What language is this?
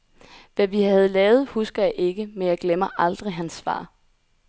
Danish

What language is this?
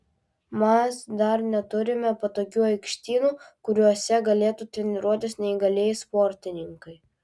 Lithuanian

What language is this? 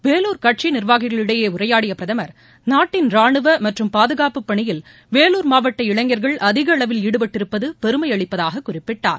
Tamil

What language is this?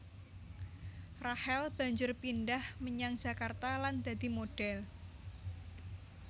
Javanese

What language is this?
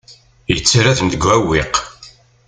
Kabyle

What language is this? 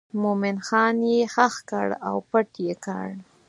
Pashto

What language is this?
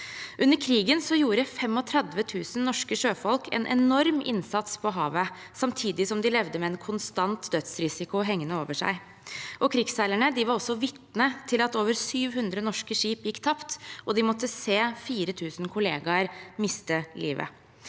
Norwegian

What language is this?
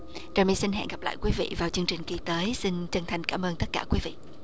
Vietnamese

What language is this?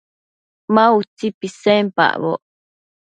Matsés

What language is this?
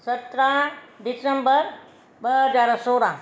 Sindhi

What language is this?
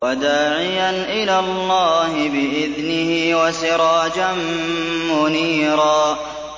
Arabic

